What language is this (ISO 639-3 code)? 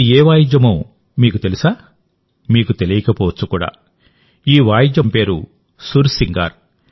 tel